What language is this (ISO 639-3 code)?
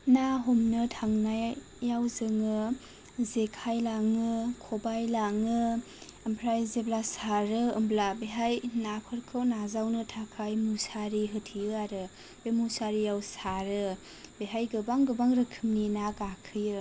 brx